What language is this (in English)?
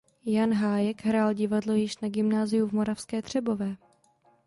Czech